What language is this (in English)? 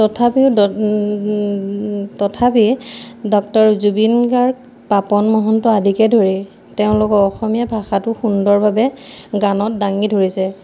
Assamese